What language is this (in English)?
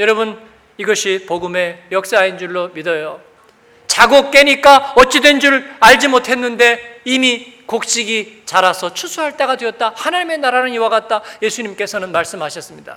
Korean